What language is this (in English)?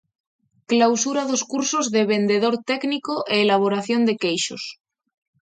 Galician